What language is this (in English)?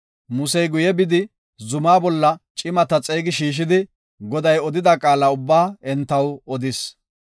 Gofa